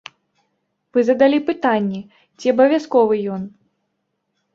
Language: Belarusian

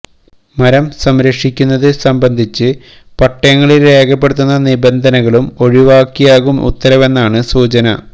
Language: Malayalam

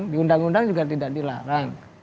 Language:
Indonesian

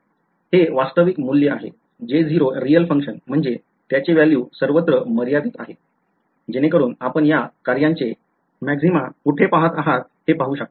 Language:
Marathi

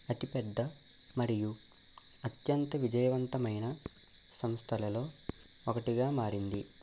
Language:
Telugu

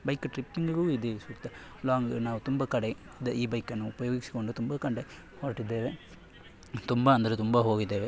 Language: Kannada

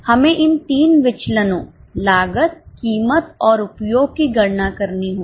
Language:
Hindi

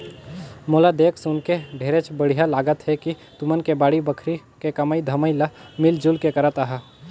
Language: Chhattisgarhi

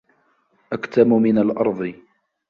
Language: Arabic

